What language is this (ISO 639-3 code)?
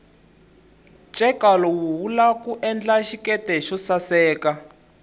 tso